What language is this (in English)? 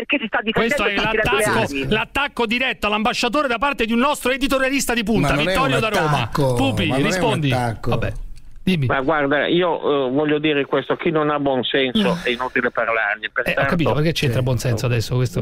Italian